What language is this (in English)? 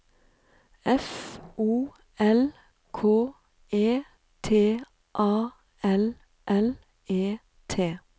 Norwegian